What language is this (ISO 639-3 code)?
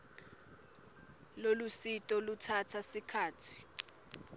ssw